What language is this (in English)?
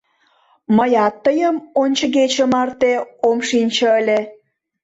Mari